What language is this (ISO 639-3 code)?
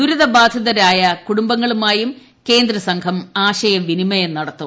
mal